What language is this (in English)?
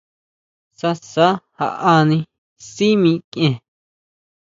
Huautla Mazatec